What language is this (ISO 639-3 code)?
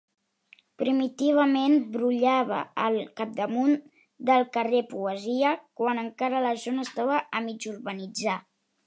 cat